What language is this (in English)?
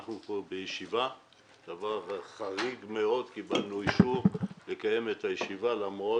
Hebrew